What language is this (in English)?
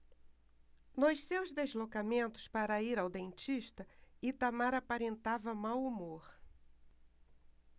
Portuguese